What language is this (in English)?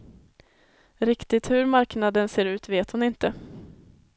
Swedish